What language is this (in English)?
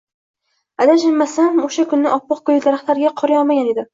Uzbek